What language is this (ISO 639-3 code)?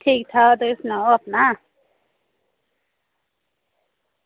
doi